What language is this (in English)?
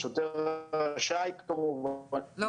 Hebrew